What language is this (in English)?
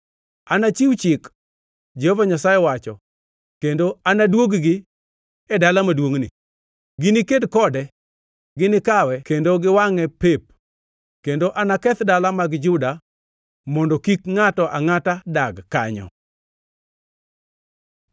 Luo (Kenya and Tanzania)